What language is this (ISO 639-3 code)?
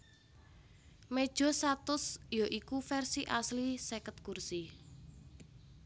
jav